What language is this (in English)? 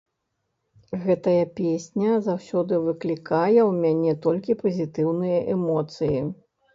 Belarusian